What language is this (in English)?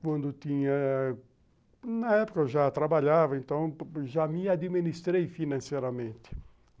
Portuguese